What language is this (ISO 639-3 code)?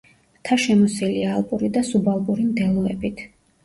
kat